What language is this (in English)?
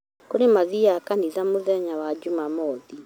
Kikuyu